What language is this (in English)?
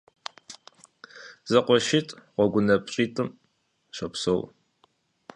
Kabardian